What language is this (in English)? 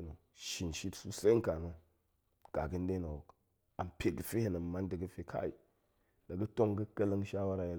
Goemai